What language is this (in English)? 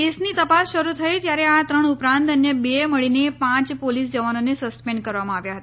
Gujarati